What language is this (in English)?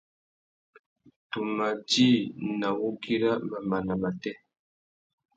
Tuki